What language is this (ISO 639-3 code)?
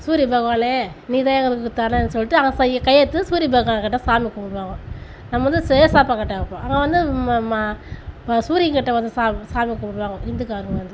tam